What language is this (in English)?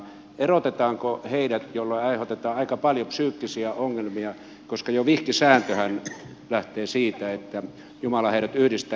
Finnish